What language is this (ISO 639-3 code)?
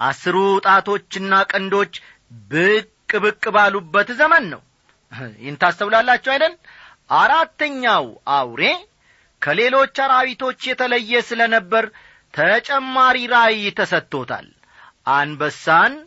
amh